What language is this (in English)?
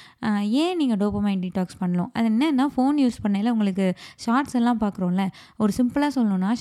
Tamil